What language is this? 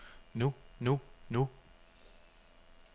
Danish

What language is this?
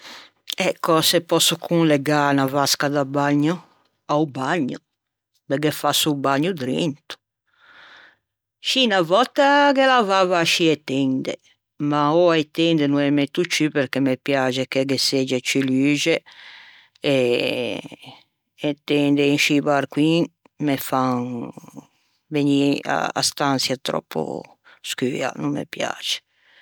Ligurian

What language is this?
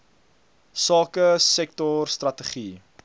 Afrikaans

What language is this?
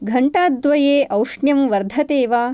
Sanskrit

